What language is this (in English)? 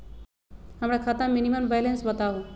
Magahi